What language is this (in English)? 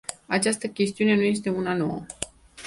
Romanian